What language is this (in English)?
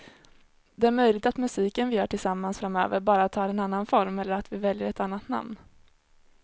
Swedish